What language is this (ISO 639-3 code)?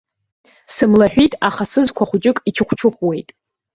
abk